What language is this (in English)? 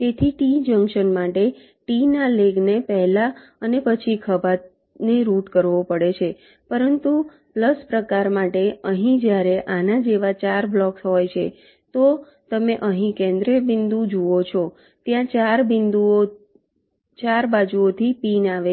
Gujarati